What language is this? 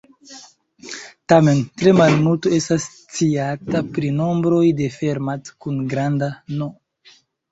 Esperanto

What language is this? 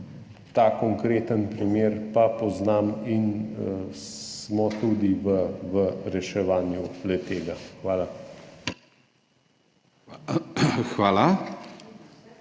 Slovenian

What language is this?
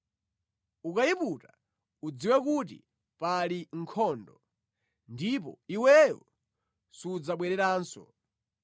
Nyanja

